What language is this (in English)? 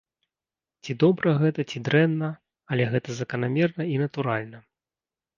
Belarusian